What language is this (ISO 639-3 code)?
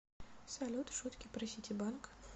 rus